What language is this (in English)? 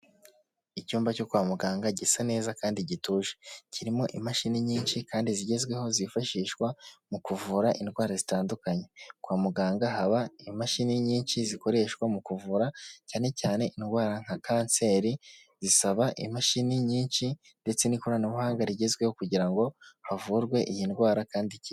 Kinyarwanda